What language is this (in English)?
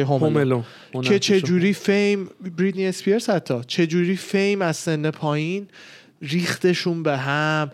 Persian